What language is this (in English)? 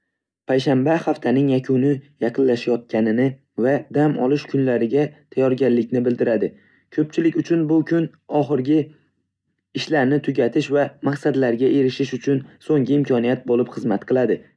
Uzbek